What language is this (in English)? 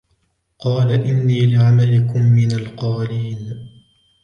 Arabic